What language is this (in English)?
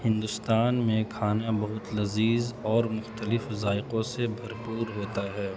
Urdu